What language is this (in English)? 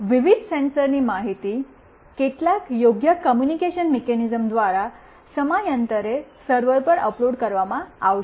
Gujarati